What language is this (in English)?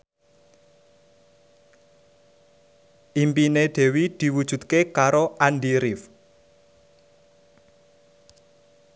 Javanese